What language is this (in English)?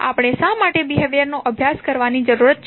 Gujarati